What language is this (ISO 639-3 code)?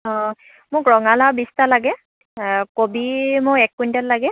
asm